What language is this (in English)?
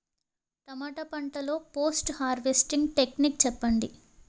Telugu